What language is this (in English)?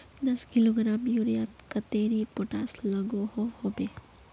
Magahi